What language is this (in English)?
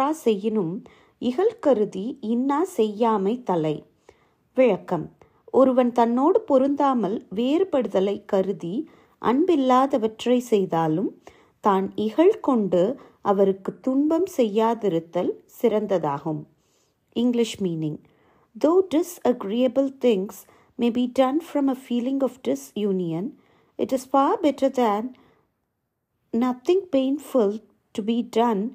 Tamil